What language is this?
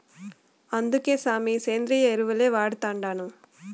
Telugu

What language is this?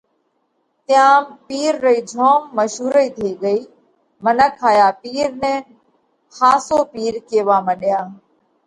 Parkari Koli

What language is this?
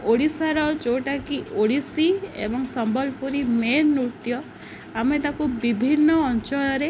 Odia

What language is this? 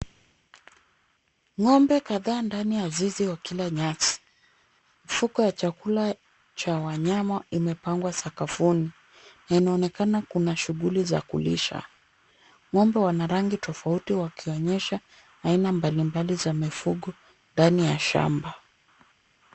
Swahili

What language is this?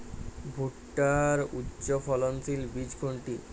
Bangla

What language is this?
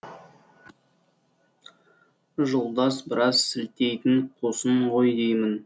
Kazakh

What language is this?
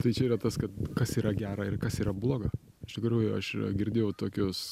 Lithuanian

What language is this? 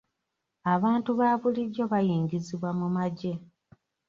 Ganda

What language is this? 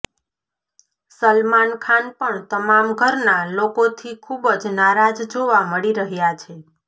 Gujarati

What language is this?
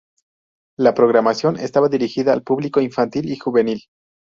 Spanish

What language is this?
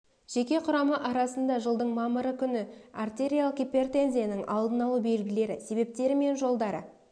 Kazakh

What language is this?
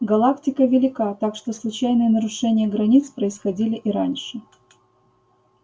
Russian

